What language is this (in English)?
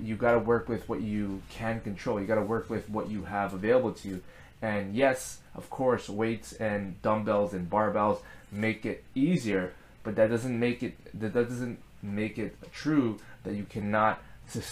English